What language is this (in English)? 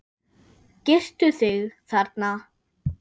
Icelandic